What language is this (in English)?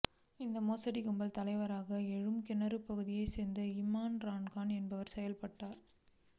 Tamil